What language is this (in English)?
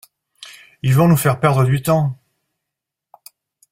French